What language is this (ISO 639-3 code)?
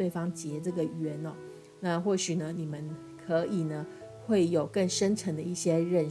zho